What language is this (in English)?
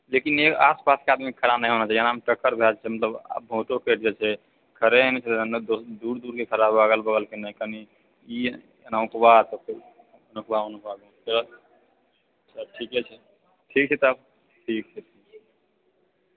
Maithili